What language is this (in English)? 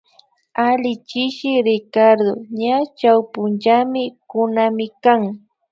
Imbabura Highland Quichua